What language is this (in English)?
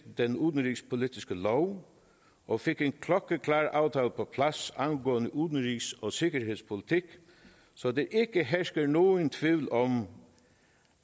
Danish